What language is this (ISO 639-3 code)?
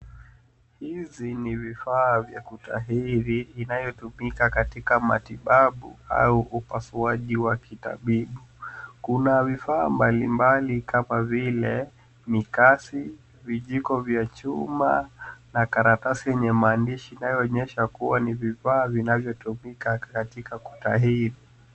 swa